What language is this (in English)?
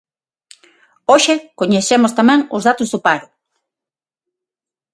Galician